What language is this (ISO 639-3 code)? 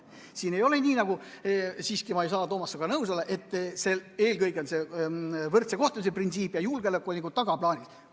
est